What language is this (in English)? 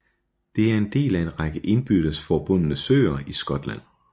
Danish